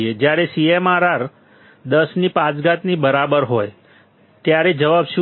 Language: Gujarati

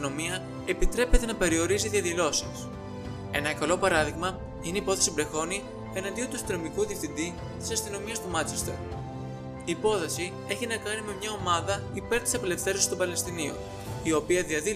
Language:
Greek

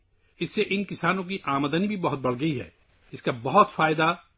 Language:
Urdu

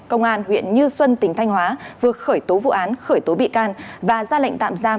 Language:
Vietnamese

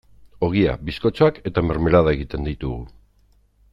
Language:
Basque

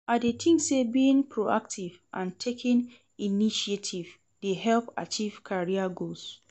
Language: Nigerian Pidgin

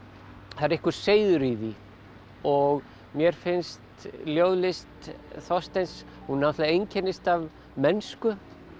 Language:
Icelandic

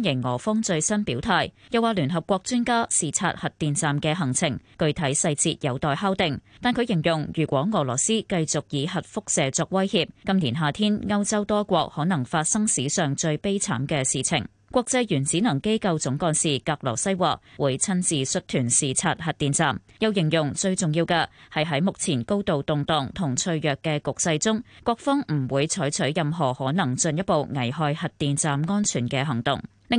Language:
Chinese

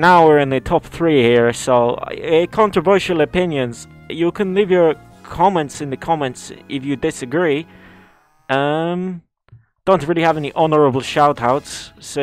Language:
English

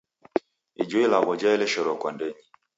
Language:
Taita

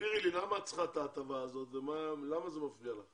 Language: Hebrew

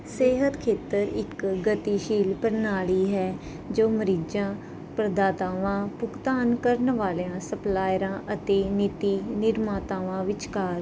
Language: Punjabi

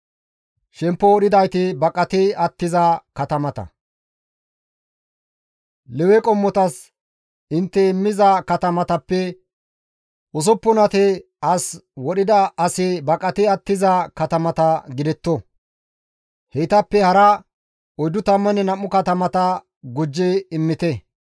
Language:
Gamo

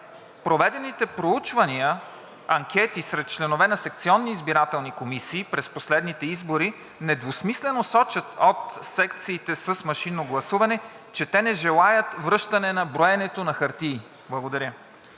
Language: Bulgarian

